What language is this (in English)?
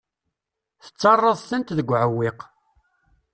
Kabyle